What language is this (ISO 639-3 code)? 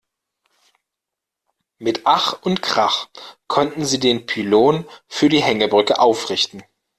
deu